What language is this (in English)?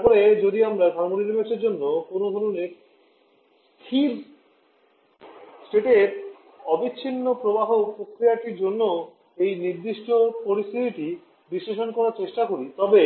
Bangla